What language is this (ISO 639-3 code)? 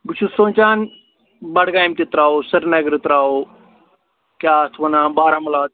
kas